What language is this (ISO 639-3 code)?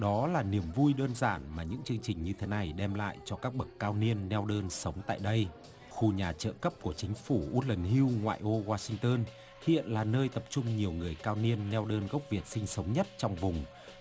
vie